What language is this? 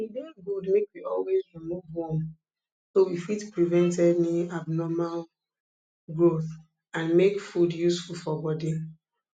Nigerian Pidgin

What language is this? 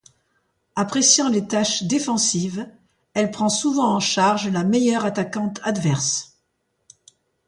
French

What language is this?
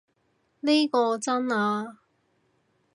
Cantonese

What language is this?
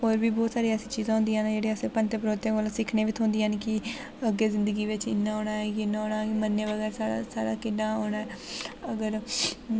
Dogri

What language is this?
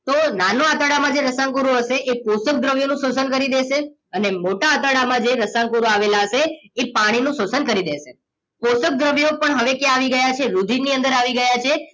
Gujarati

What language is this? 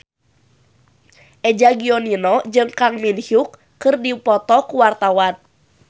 Sundanese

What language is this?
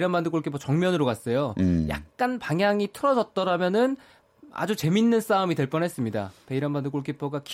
Korean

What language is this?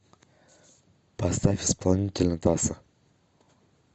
Russian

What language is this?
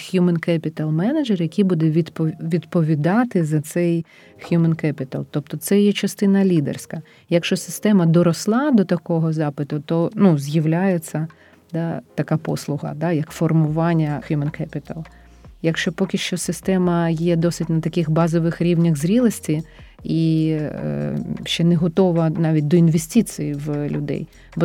Ukrainian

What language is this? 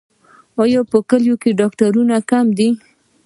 Pashto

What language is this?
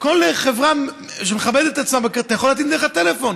Hebrew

